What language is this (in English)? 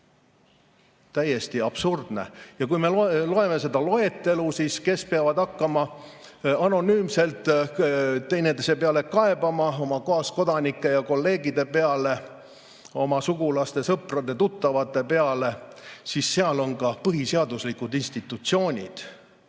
Estonian